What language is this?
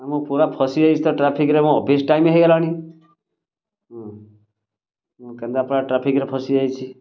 Odia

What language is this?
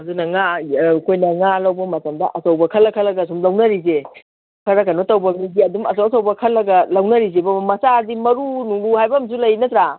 Manipuri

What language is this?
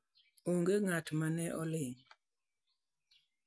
Luo (Kenya and Tanzania)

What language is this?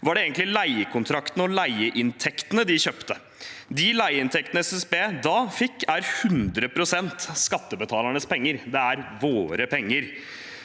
Norwegian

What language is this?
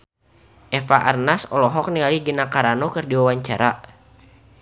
Sundanese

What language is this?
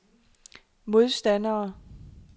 Danish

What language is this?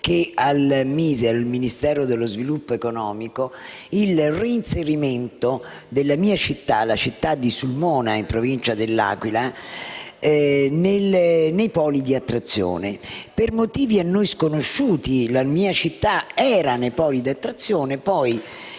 Italian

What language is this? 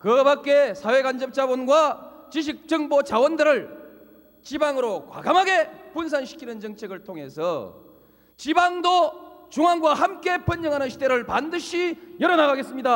Korean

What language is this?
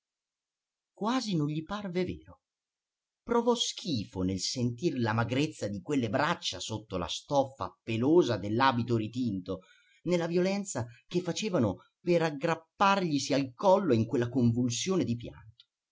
Italian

